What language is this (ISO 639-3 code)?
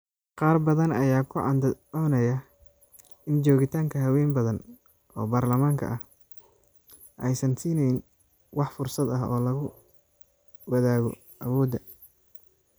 som